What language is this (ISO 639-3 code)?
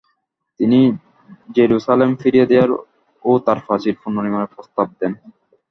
ben